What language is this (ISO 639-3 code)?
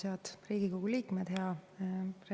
est